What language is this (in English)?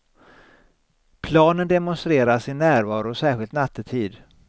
Swedish